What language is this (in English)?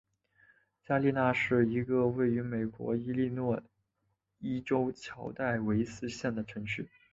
Chinese